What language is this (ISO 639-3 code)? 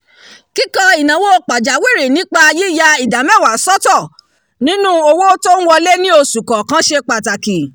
yor